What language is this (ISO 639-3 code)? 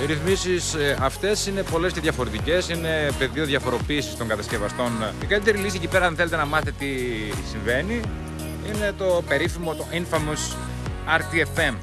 ell